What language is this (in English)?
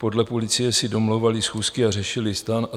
Czech